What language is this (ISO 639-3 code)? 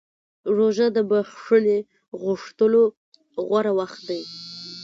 pus